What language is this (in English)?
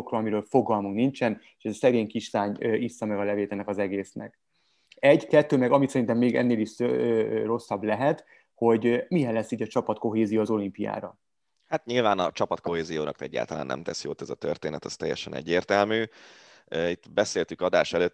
Hungarian